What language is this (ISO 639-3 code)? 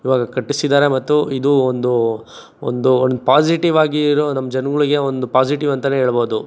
kan